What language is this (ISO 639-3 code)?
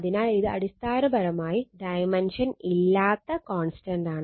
mal